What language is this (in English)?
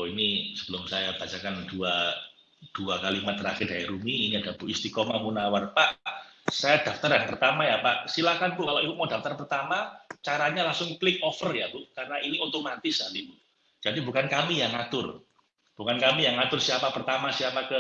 Indonesian